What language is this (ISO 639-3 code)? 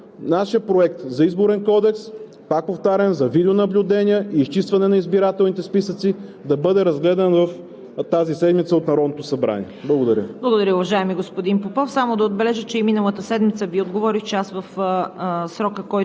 bul